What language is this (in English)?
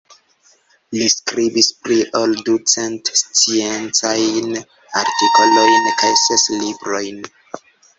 Esperanto